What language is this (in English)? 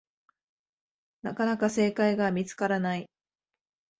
Japanese